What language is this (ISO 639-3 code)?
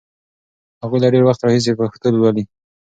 pus